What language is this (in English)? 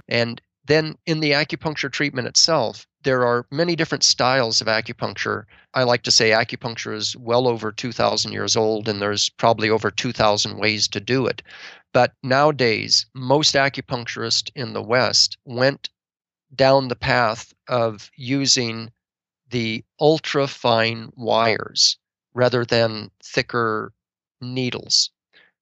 English